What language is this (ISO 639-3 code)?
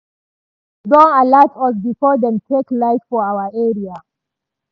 pcm